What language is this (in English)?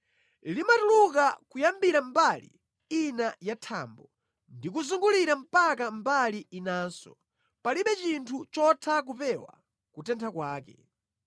Nyanja